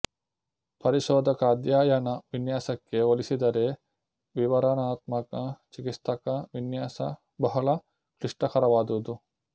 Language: Kannada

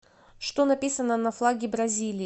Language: Russian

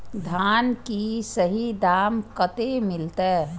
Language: Maithili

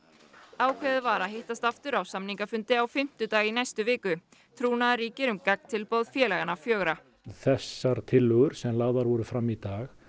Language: Icelandic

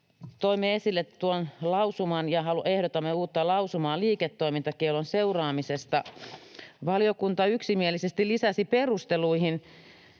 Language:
Finnish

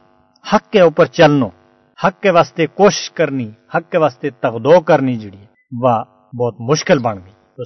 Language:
Urdu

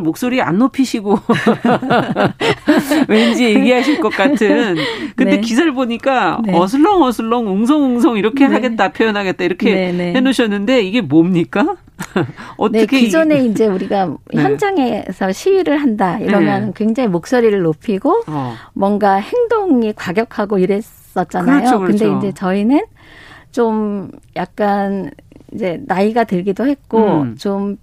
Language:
Korean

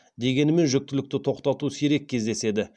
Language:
Kazakh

